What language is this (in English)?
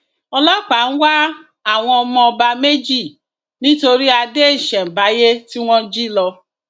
Yoruba